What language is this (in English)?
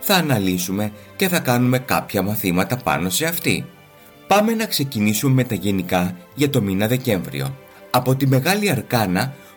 Greek